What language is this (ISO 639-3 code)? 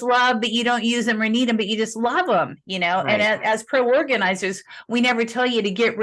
eng